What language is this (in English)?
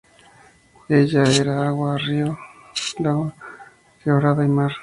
Spanish